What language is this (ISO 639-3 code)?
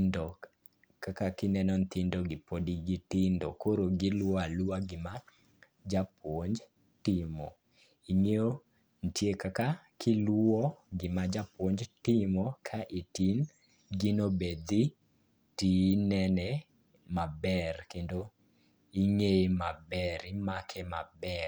luo